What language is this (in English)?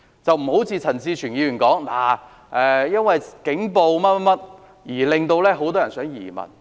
Cantonese